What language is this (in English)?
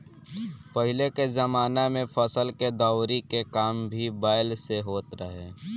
Bhojpuri